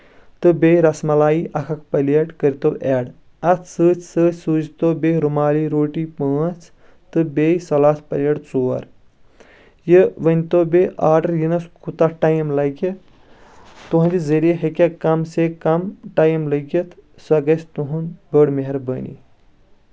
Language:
Kashmiri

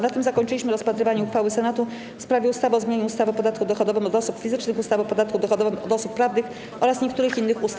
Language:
Polish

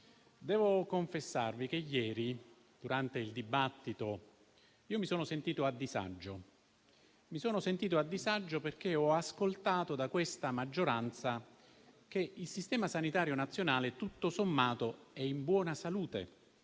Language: Italian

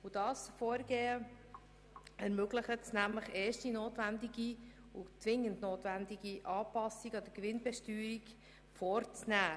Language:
Swiss German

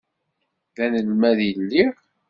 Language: Kabyle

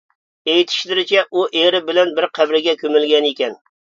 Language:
Uyghur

